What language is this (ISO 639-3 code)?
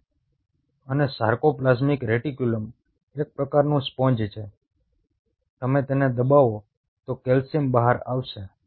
guj